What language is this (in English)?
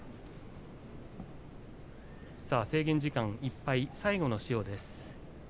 Japanese